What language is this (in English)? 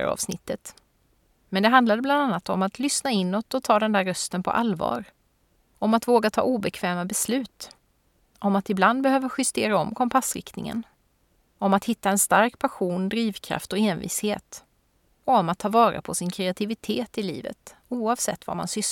Swedish